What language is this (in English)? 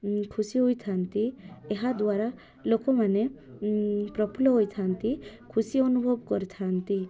Odia